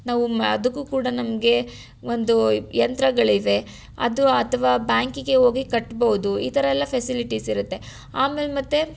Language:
Kannada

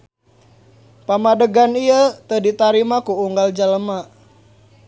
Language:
Sundanese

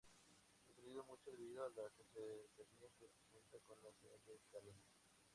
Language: Spanish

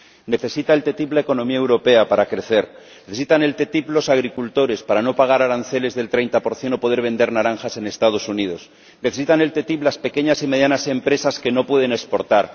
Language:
Spanish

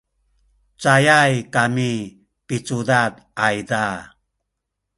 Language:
Sakizaya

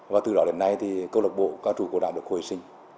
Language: Vietnamese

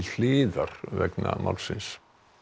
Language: Icelandic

